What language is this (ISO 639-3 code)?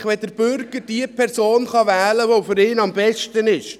gsw